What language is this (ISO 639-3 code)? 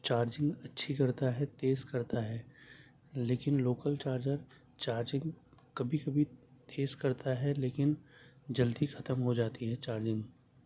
urd